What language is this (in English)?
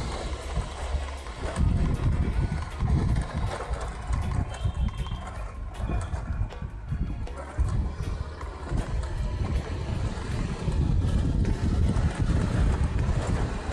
Indonesian